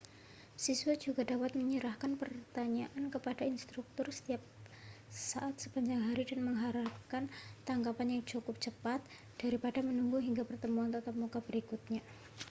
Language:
Indonesian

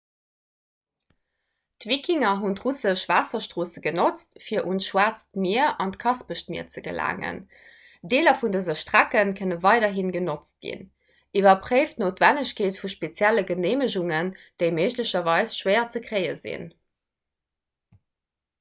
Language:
Luxembourgish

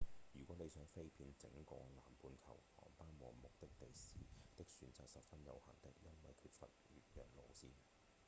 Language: Cantonese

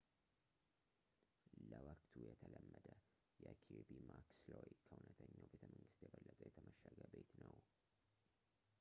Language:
Amharic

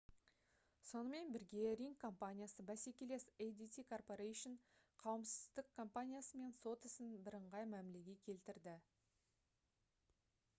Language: Kazakh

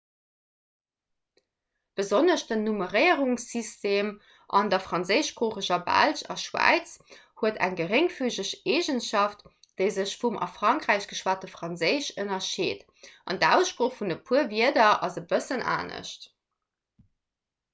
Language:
Luxembourgish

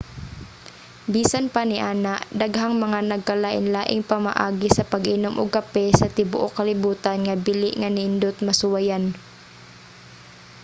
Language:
Cebuano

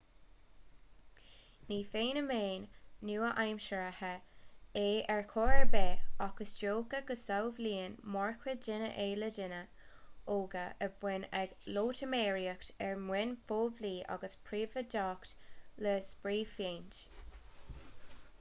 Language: Irish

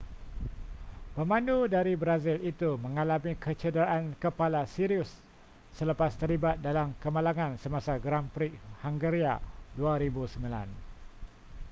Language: Malay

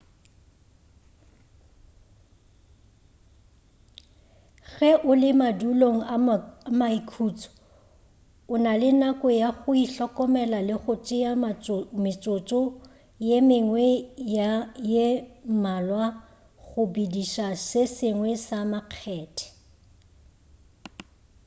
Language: Northern Sotho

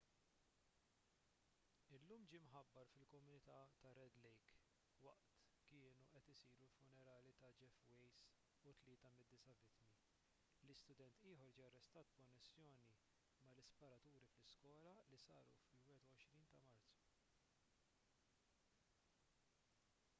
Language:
Maltese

